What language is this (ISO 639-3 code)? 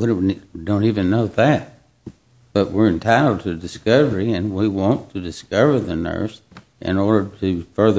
eng